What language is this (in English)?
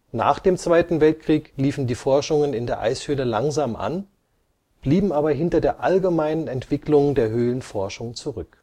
German